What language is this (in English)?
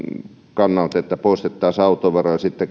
Finnish